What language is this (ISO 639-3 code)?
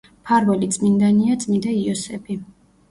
kat